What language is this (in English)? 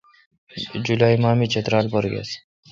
Kalkoti